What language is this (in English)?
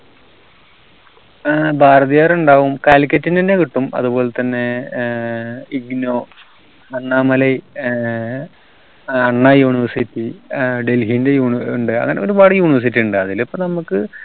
Malayalam